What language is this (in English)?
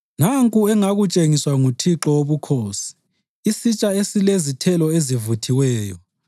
North Ndebele